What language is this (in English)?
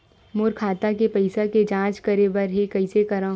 Chhattisgarhi